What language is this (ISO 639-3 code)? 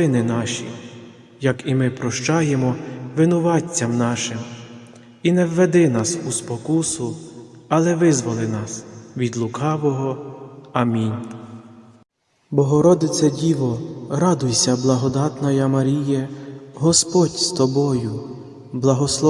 ukr